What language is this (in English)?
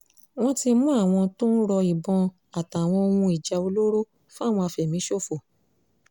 Yoruba